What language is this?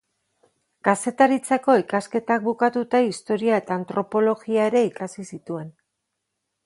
Basque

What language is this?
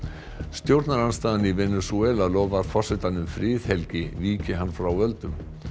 Icelandic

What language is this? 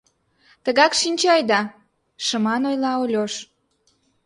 Mari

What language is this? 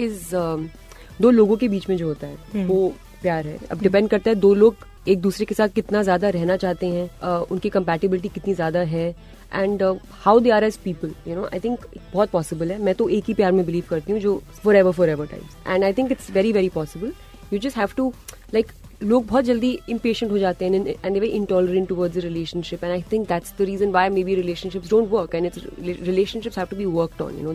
Hindi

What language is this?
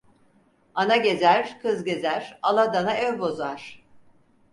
Turkish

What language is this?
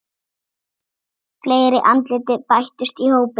Icelandic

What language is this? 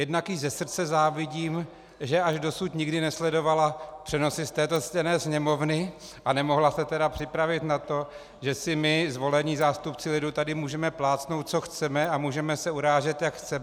Czech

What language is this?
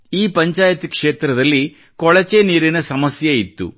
Kannada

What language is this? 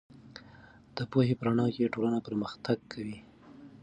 Pashto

